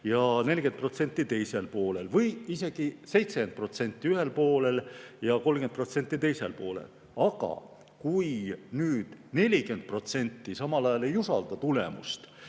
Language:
Estonian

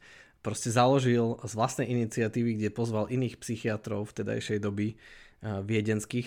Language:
Slovak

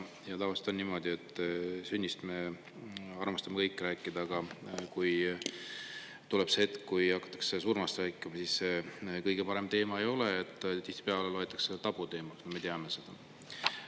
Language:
Estonian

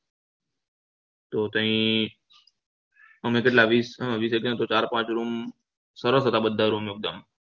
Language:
Gujarati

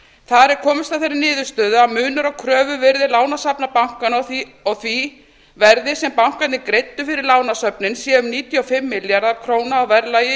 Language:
Icelandic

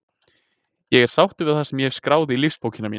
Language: Icelandic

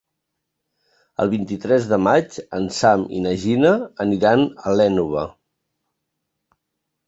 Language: Catalan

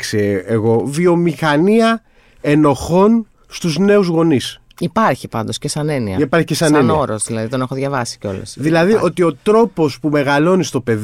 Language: Greek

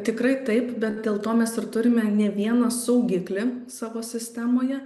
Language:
Lithuanian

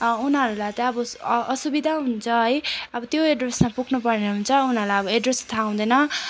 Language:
Nepali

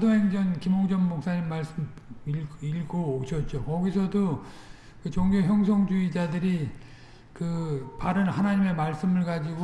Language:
Korean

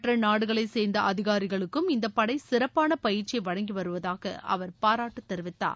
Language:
Tamil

